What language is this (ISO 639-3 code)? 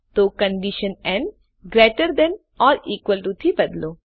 guj